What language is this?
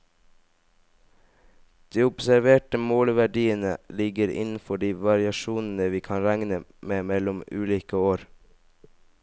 Norwegian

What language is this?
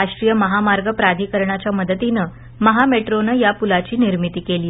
Marathi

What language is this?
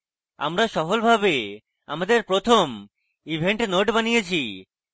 Bangla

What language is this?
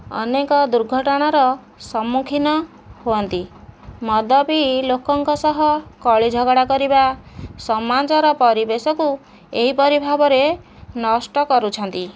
Odia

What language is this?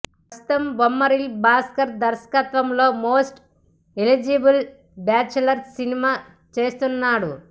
Telugu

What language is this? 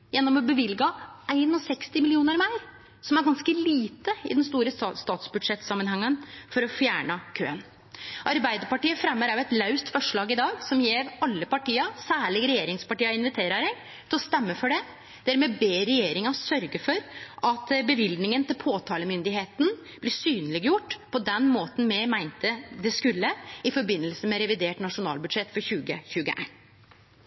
Norwegian Nynorsk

